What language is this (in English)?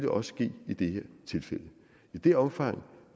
Danish